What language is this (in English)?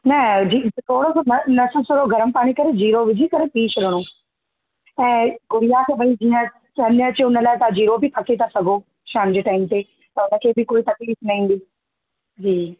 Sindhi